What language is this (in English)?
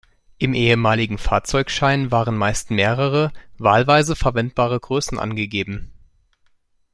German